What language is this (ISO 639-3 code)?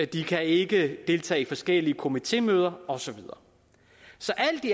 dan